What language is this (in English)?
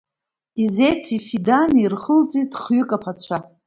Abkhazian